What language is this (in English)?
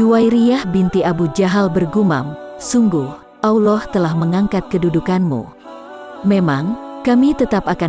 Indonesian